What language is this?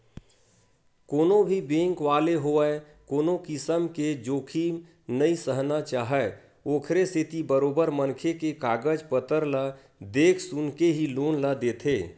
Chhattisgarhi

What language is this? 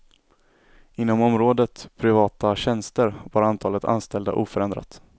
Swedish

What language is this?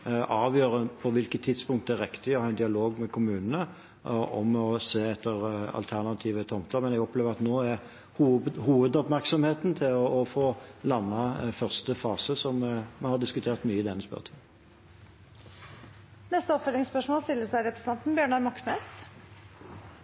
Norwegian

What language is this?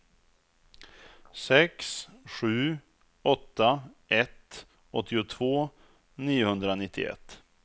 Swedish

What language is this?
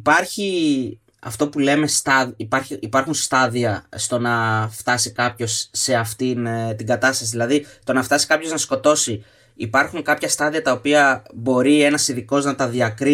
Greek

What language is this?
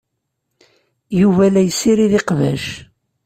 Kabyle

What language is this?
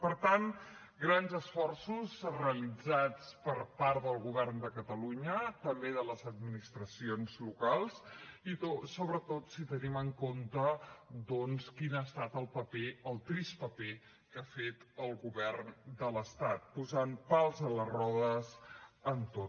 Catalan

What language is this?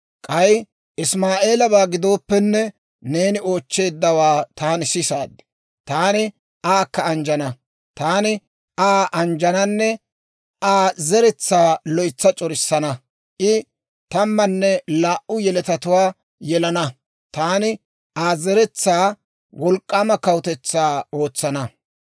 Dawro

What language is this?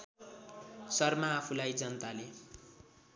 Nepali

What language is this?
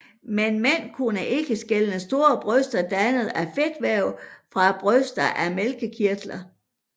Danish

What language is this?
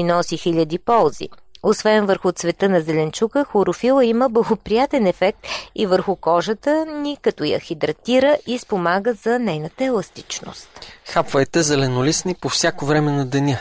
Bulgarian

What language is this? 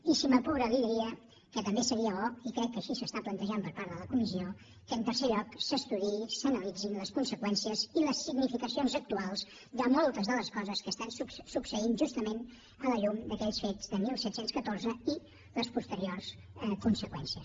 Catalan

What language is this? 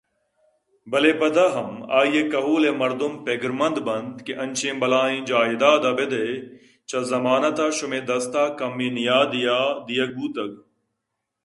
Eastern Balochi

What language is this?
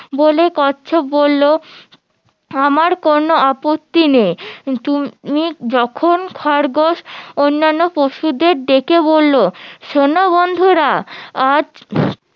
Bangla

